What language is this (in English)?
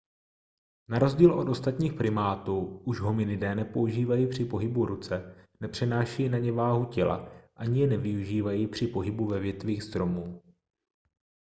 Czech